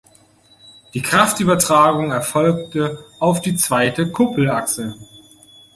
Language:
German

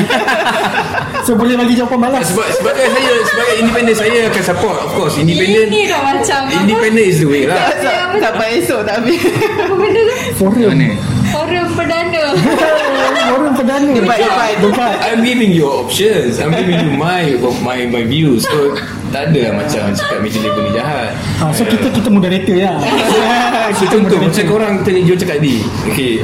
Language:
Malay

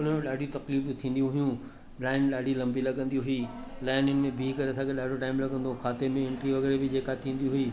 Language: Sindhi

